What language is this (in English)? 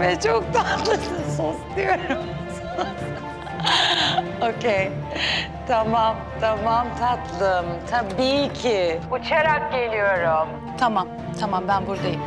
Turkish